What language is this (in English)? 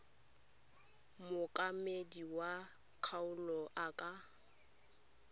Tswana